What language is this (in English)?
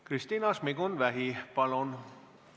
Estonian